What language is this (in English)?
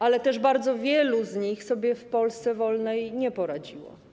Polish